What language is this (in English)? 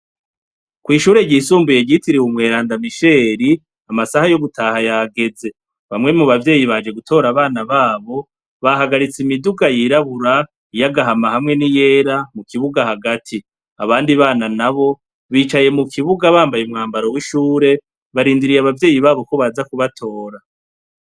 Rundi